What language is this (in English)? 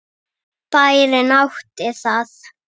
Icelandic